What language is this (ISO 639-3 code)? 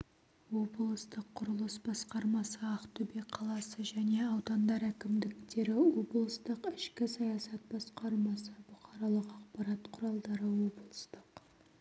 kaz